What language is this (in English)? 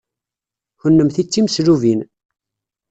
Kabyle